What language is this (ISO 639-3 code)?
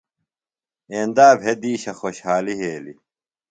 phl